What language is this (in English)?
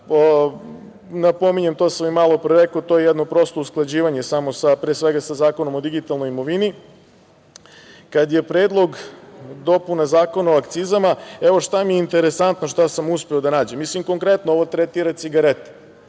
Serbian